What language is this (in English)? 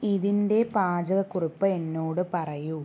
Malayalam